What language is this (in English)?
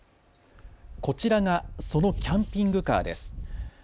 Japanese